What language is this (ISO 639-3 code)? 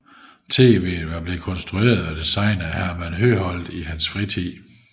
dan